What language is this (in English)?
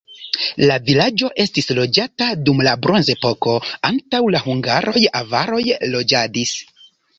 Esperanto